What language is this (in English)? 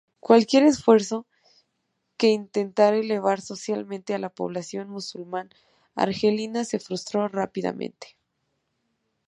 Spanish